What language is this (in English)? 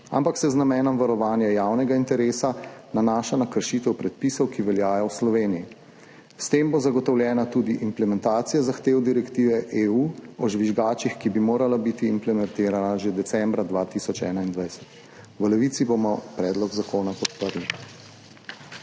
Slovenian